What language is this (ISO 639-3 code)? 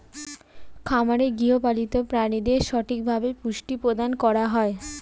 ben